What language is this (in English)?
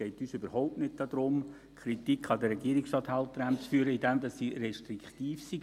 Swiss German